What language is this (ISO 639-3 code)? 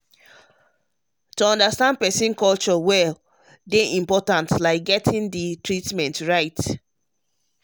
pcm